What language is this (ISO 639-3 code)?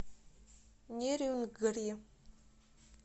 rus